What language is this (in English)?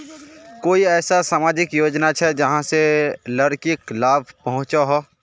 Magahi